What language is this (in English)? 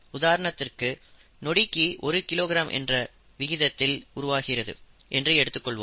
Tamil